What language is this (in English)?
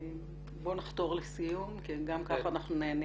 Hebrew